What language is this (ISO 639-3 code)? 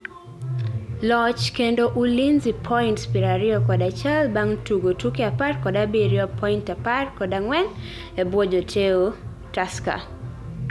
luo